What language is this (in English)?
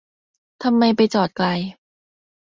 Thai